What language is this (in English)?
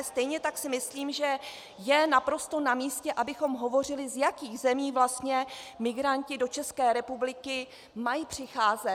Czech